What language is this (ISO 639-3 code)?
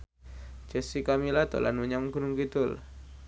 jav